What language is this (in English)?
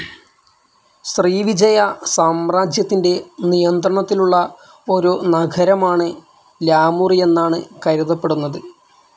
Malayalam